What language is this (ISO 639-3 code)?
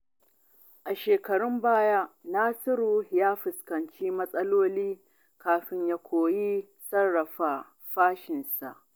hau